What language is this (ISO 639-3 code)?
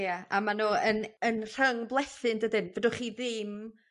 cym